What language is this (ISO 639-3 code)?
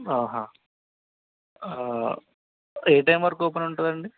tel